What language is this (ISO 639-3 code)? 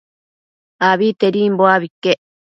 mcf